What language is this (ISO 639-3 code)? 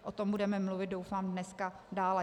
ces